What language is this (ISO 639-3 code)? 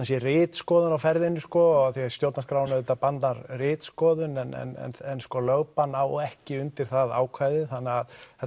isl